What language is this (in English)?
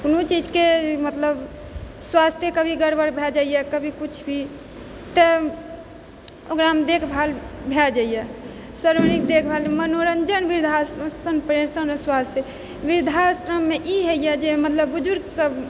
Maithili